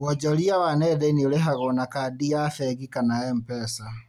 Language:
Kikuyu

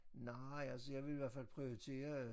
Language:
Danish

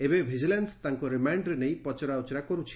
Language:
Odia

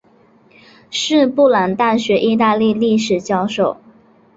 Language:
Chinese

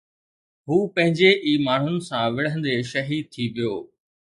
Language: Sindhi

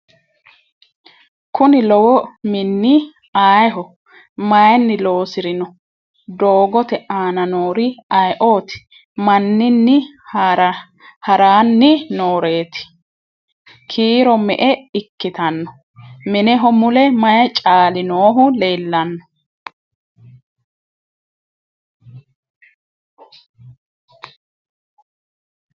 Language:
Sidamo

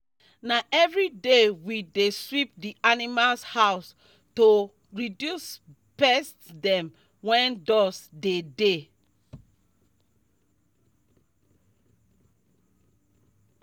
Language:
Nigerian Pidgin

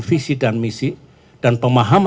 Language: Indonesian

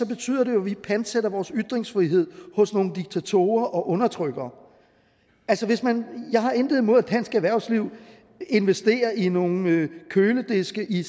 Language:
Danish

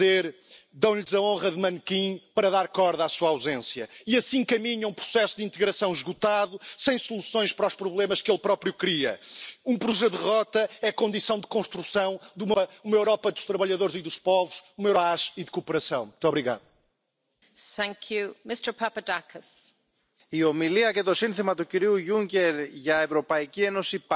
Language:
Dutch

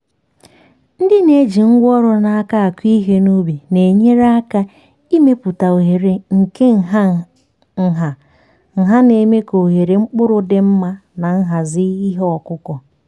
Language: Igbo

